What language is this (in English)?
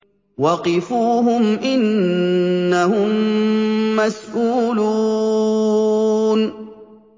Arabic